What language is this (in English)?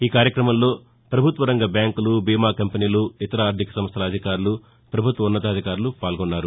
Telugu